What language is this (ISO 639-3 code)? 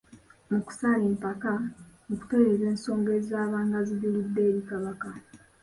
lug